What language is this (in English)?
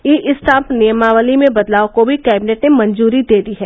Hindi